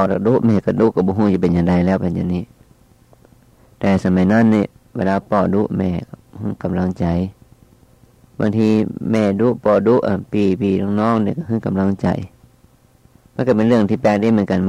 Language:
Thai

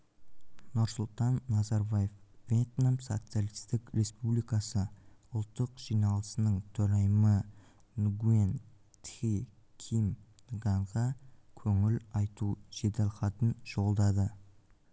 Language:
Kazakh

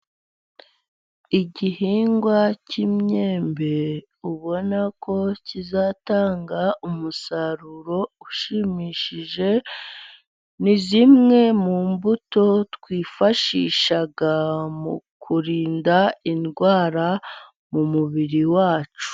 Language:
Kinyarwanda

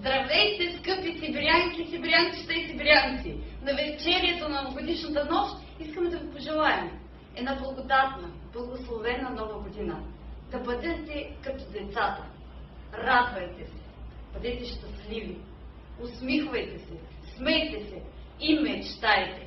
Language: Bulgarian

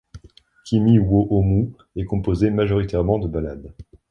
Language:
French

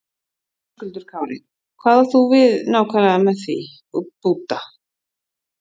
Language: Icelandic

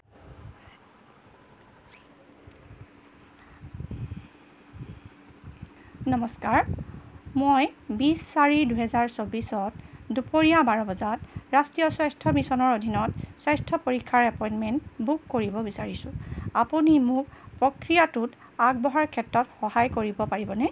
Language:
Assamese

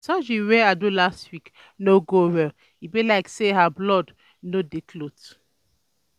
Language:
Nigerian Pidgin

